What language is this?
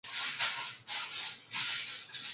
Korean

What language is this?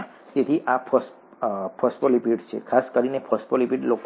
Gujarati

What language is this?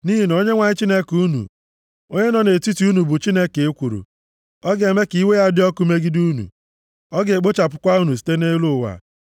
Igbo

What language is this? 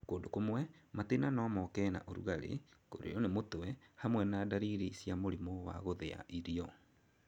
Kikuyu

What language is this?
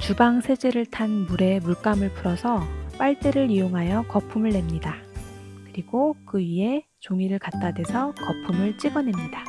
Korean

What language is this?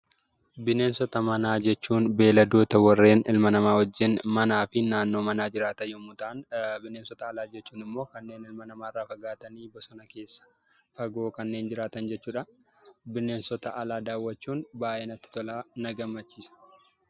Oromo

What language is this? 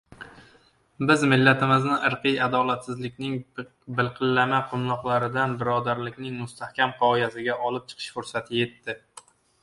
Uzbek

